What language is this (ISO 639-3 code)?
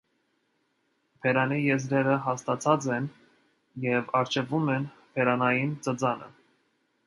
hye